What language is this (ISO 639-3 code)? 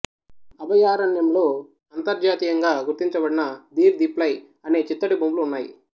tel